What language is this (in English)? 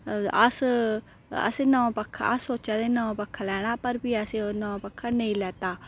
Dogri